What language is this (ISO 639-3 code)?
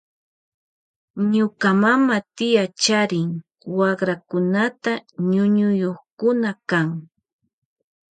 qvj